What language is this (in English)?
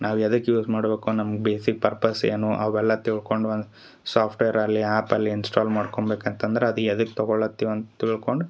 Kannada